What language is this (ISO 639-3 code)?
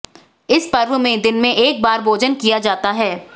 hin